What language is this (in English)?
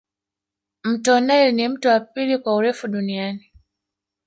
Swahili